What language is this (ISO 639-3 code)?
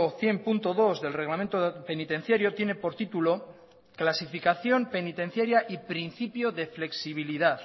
spa